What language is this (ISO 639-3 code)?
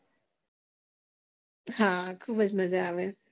guj